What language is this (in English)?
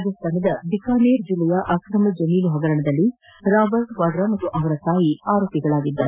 Kannada